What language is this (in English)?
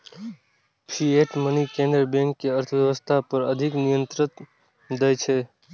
Maithili